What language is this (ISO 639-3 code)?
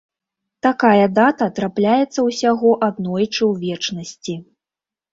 bel